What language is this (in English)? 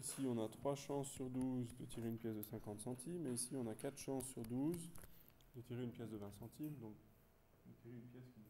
French